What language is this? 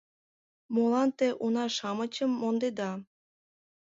Mari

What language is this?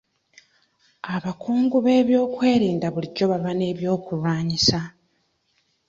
Ganda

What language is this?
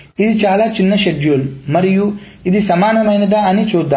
Telugu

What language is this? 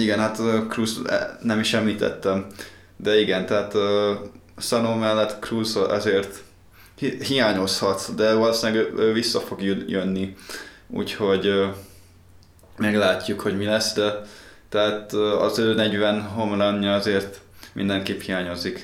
Hungarian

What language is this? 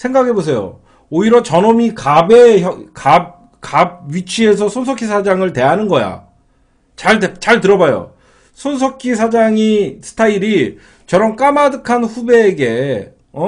Korean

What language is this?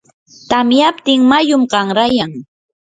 Yanahuanca Pasco Quechua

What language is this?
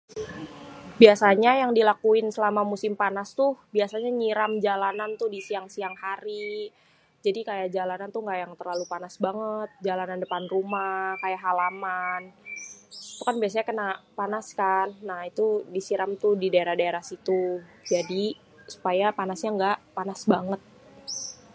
Betawi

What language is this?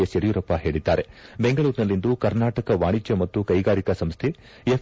Kannada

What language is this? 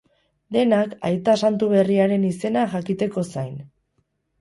Basque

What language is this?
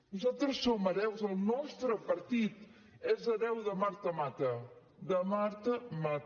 Catalan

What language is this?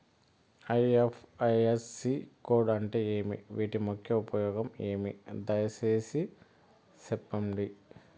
Telugu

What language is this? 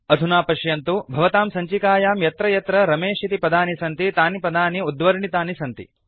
Sanskrit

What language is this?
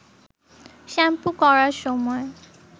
Bangla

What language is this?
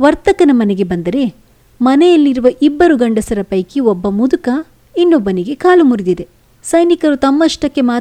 Kannada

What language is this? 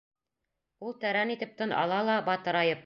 Bashkir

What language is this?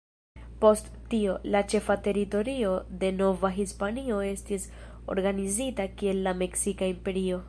Esperanto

